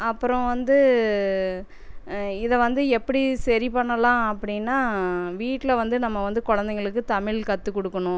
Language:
Tamil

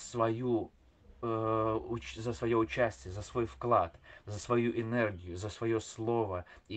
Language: Russian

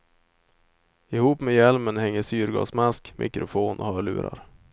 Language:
Swedish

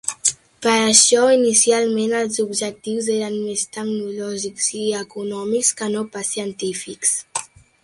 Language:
Catalan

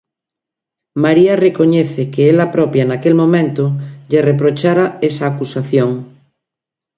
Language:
Galician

